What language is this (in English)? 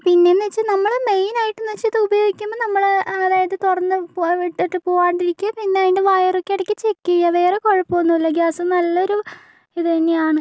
Malayalam